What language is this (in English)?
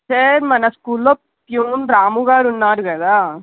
Telugu